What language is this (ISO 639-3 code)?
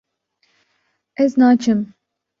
kur